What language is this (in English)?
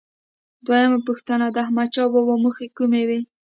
Pashto